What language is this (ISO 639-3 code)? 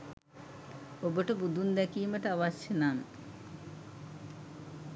sin